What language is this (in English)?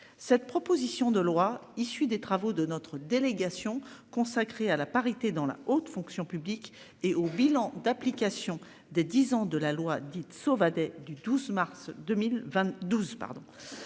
French